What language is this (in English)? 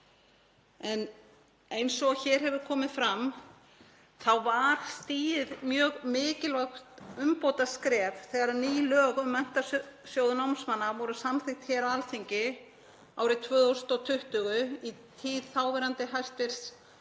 Icelandic